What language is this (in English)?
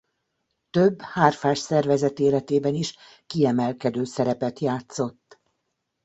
Hungarian